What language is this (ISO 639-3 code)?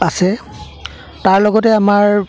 asm